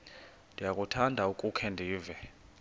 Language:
Xhosa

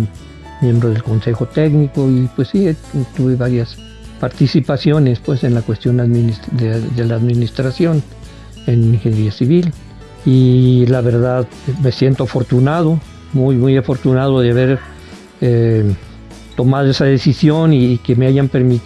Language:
Spanish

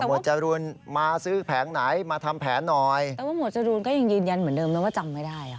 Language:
Thai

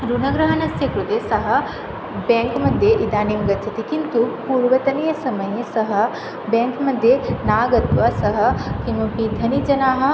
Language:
Sanskrit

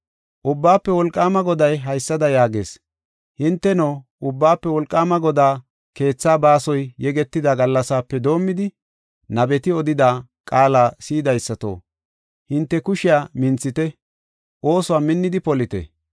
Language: Gofa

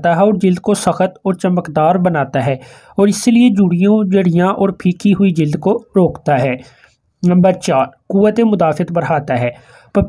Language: Hindi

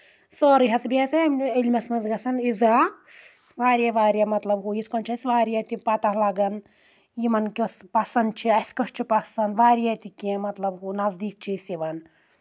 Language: Kashmiri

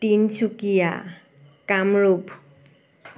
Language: Assamese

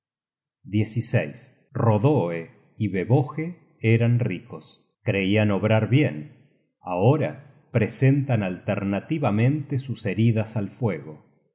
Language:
Spanish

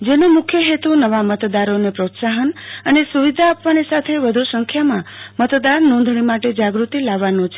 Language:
Gujarati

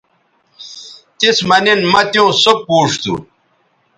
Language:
Bateri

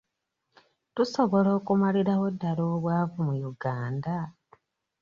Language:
Ganda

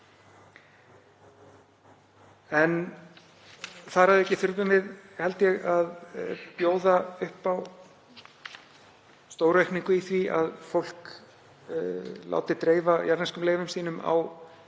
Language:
Icelandic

